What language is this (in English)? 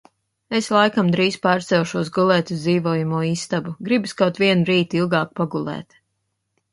Latvian